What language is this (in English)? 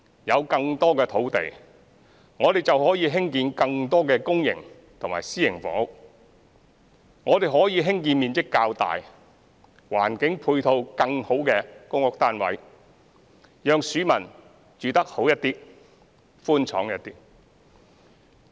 Cantonese